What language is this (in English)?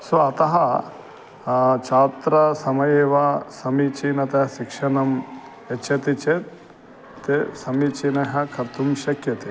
Sanskrit